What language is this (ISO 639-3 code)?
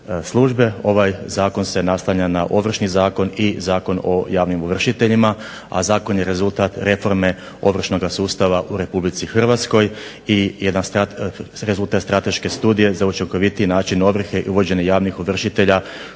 hrv